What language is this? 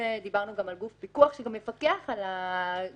Hebrew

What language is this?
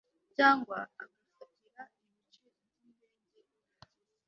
Kinyarwanda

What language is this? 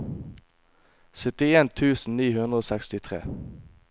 Norwegian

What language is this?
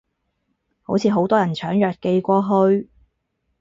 Cantonese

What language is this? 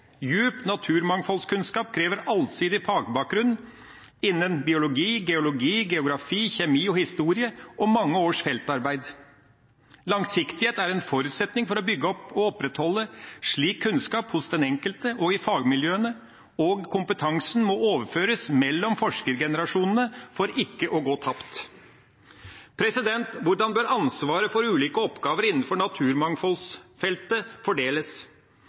Norwegian Bokmål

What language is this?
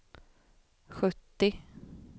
Swedish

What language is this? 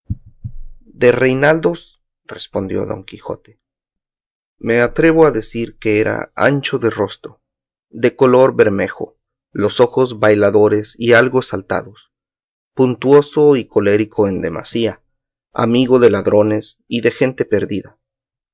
Spanish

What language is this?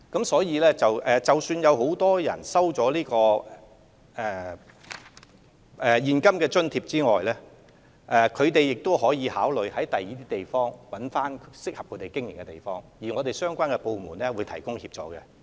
Cantonese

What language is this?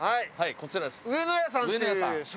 Japanese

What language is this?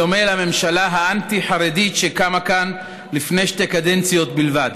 Hebrew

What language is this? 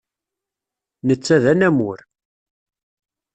Kabyle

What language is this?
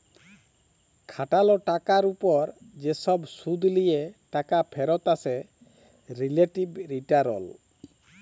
Bangla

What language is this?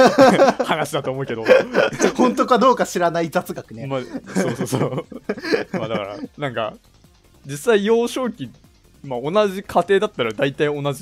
Japanese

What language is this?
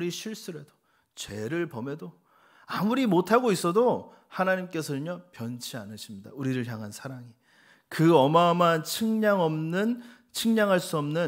Korean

